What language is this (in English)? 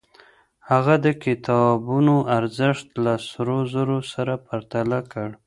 Pashto